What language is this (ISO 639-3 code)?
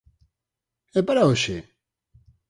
glg